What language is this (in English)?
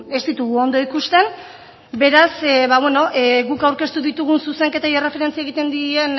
Basque